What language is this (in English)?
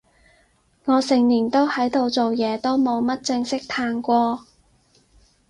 Cantonese